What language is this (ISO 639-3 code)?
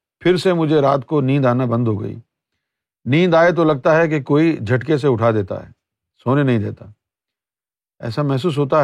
urd